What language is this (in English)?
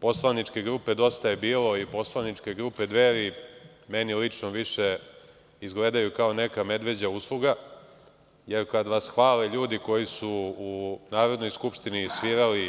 Serbian